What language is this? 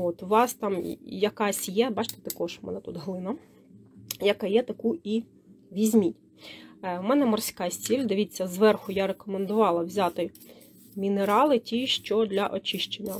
Ukrainian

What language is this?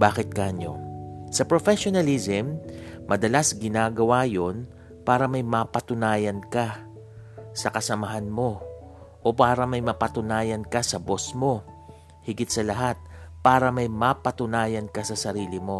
Filipino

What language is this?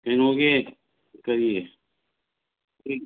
Manipuri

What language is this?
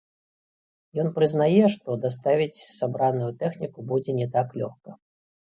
Belarusian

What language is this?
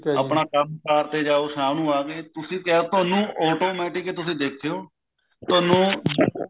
Punjabi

